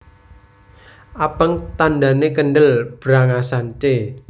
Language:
Javanese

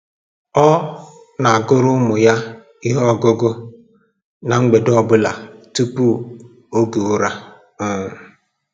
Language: Igbo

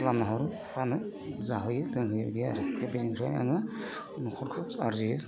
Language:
Bodo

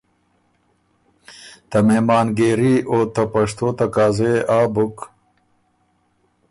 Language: Ormuri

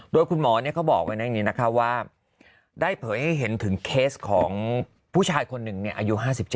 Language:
Thai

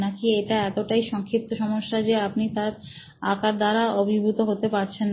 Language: Bangla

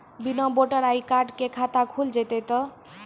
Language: Maithili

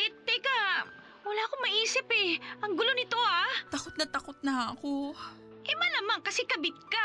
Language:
Filipino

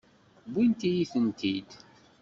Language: Kabyle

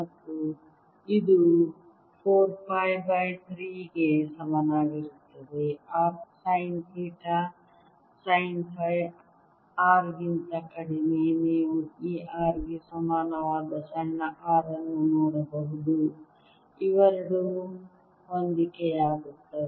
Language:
Kannada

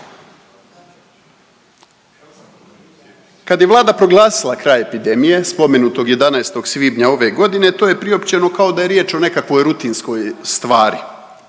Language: Croatian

